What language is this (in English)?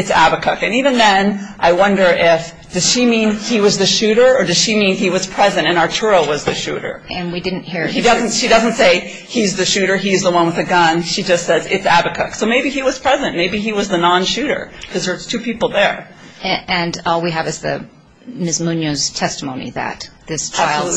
English